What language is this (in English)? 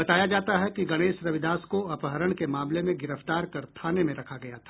Hindi